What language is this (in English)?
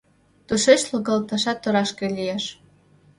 Mari